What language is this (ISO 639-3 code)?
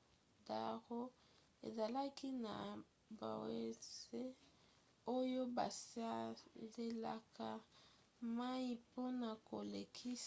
lin